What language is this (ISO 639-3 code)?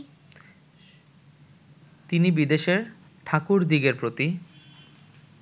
ben